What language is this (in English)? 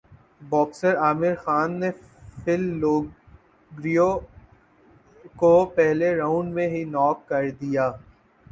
Urdu